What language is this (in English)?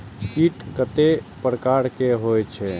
Maithili